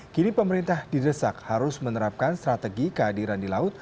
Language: Indonesian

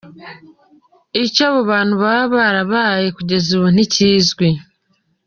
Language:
Kinyarwanda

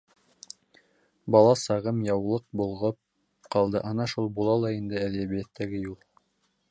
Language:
Bashkir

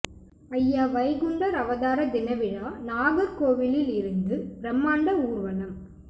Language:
Tamil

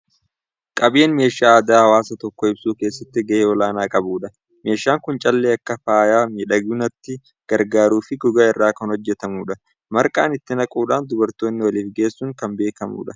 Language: Oromo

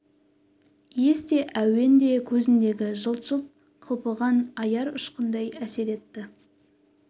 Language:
Kazakh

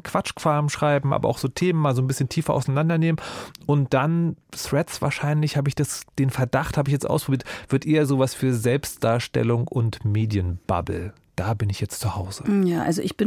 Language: German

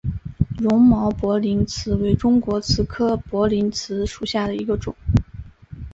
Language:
Chinese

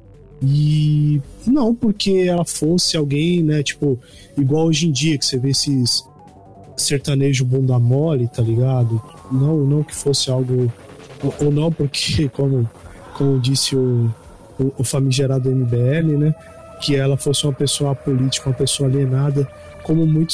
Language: Portuguese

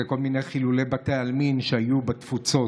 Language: Hebrew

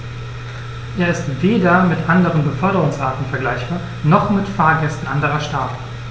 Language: German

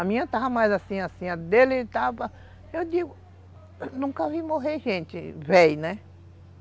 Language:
Portuguese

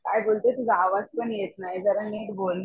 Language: Marathi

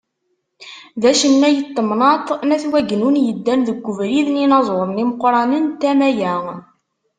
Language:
Kabyle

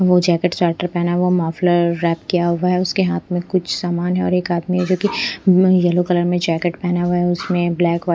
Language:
Hindi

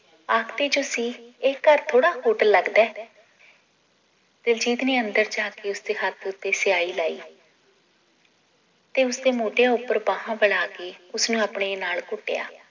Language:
Punjabi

